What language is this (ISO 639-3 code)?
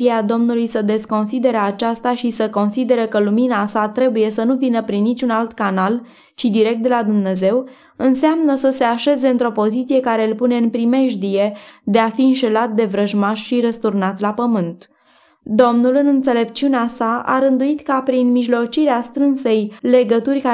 ron